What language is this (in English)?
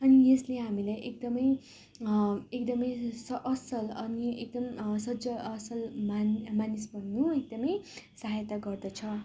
Nepali